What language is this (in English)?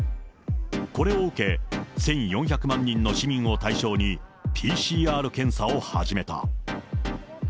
Japanese